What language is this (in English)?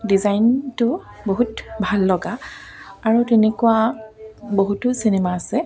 Assamese